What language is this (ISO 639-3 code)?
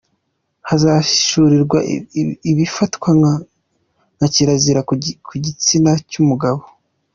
kin